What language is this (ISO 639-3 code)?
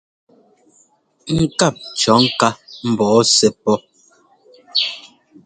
jgo